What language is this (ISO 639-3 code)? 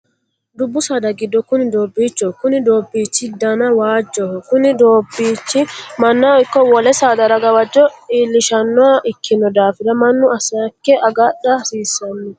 sid